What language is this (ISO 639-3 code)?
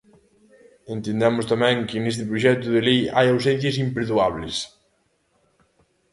glg